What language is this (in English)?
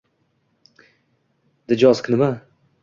Uzbek